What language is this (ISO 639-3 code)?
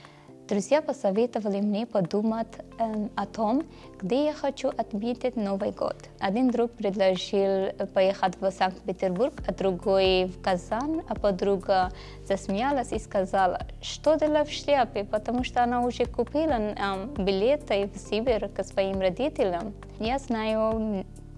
rus